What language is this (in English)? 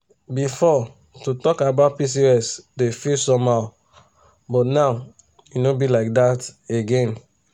Nigerian Pidgin